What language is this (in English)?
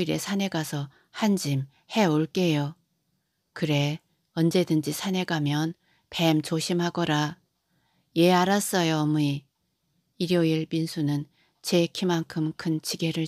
Korean